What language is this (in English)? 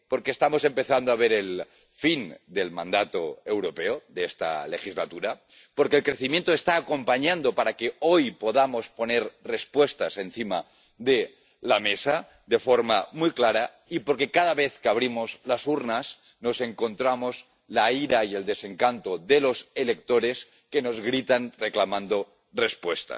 Spanish